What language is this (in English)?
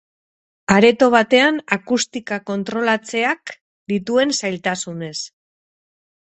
Basque